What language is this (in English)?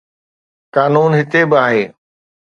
Sindhi